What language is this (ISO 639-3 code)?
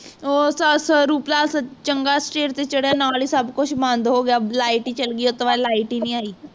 pan